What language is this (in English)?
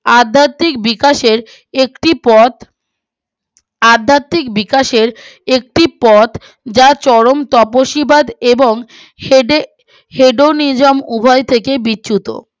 Bangla